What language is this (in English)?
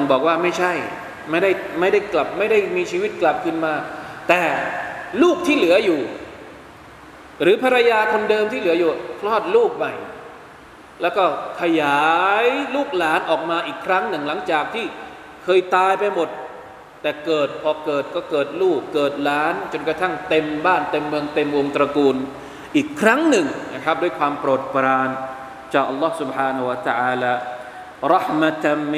Thai